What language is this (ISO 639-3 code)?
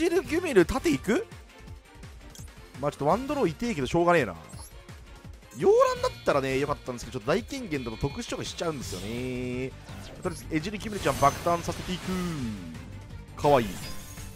jpn